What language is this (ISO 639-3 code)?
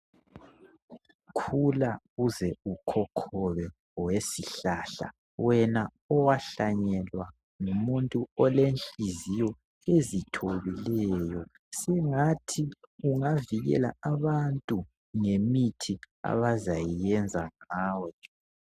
nde